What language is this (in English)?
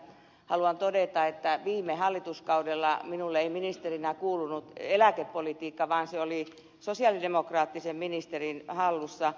Finnish